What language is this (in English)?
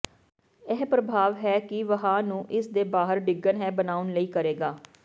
Punjabi